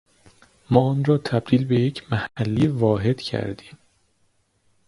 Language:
Persian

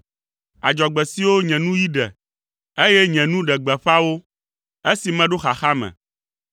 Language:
Ewe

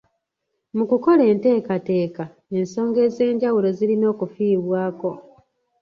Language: Ganda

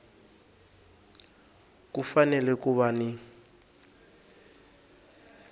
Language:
Tsonga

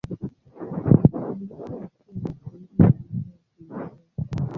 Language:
Swahili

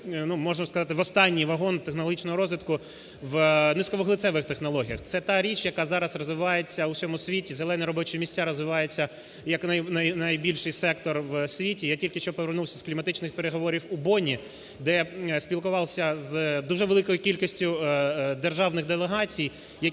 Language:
Ukrainian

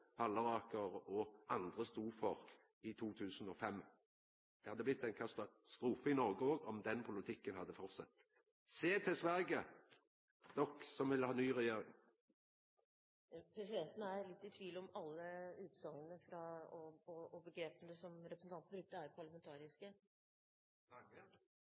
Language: Norwegian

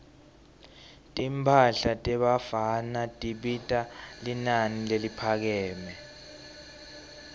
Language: Swati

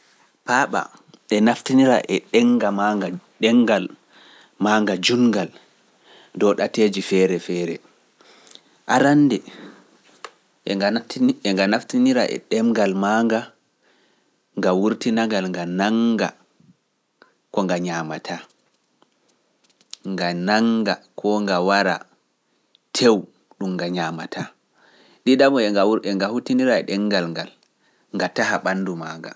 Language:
Pular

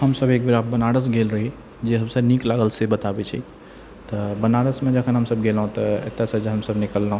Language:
Maithili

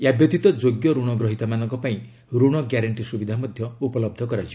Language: Odia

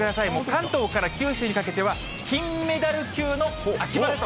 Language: Japanese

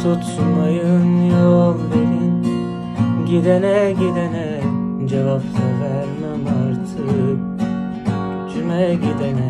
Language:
Turkish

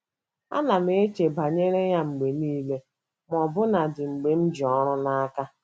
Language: Igbo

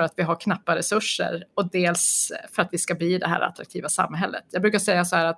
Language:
Swedish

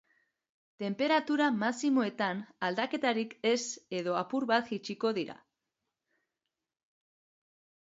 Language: Basque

